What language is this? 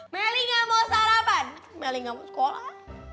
Indonesian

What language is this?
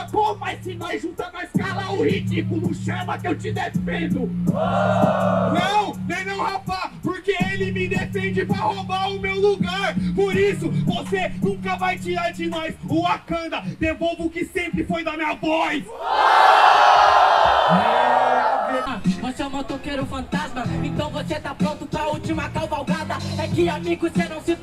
Portuguese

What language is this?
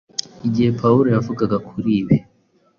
Kinyarwanda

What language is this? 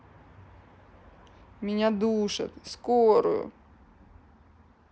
Russian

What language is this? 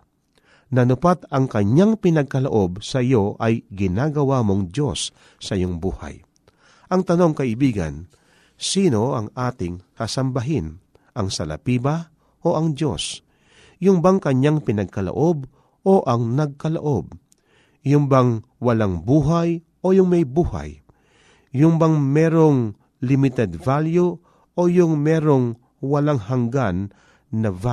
Filipino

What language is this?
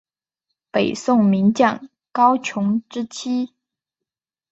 Chinese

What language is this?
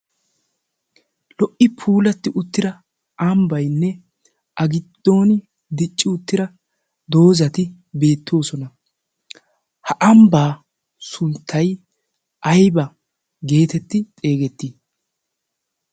Wolaytta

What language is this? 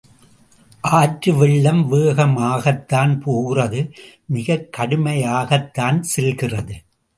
Tamil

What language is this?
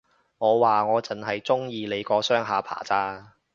Cantonese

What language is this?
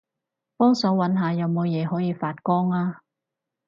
Cantonese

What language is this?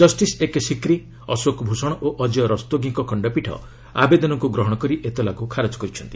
Odia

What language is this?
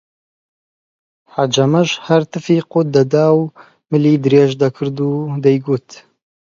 Central Kurdish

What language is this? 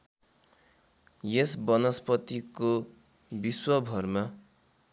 Nepali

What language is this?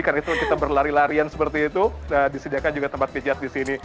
Indonesian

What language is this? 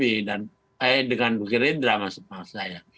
Indonesian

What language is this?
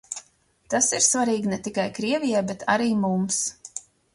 Latvian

